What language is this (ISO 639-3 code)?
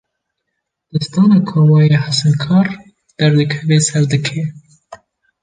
kur